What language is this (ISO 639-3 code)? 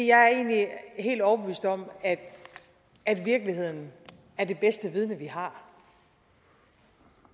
dan